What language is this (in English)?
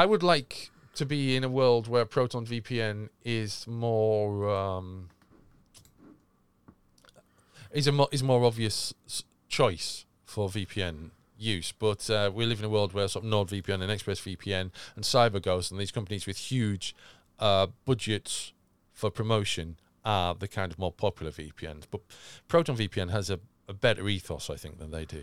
English